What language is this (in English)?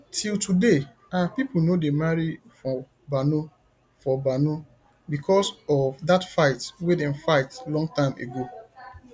Nigerian Pidgin